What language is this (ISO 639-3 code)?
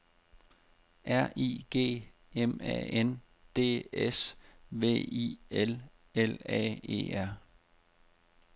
dan